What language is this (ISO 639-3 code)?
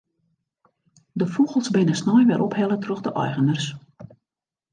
fry